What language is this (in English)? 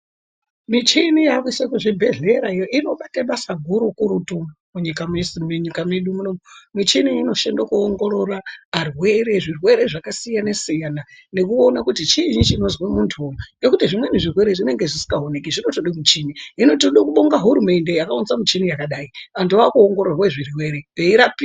Ndau